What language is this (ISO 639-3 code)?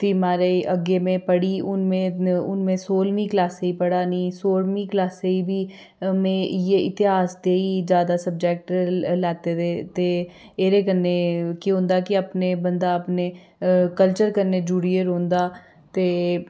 doi